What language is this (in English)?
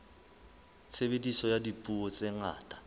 Southern Sotho